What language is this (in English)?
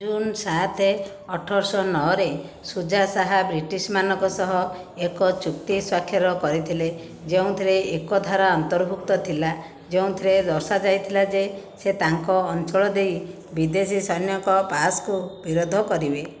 Odia